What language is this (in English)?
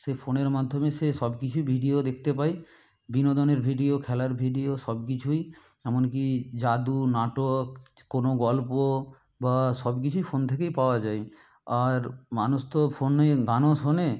Bangla